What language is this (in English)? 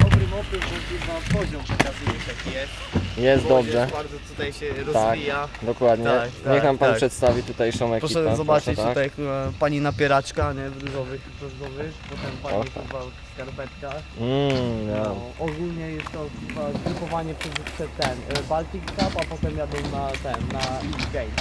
Polish